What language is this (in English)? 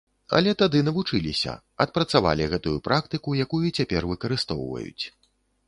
Belarusian